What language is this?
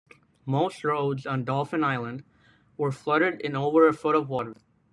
English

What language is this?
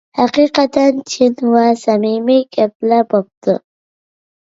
Uyghur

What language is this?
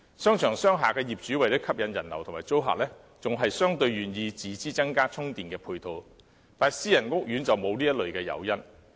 Cantonese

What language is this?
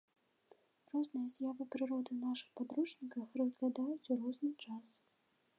Belarusian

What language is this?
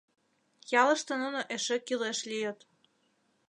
Mari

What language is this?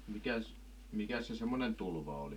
Finnish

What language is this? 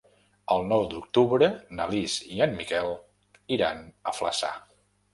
Catalan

